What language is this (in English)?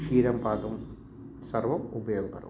Sanskrit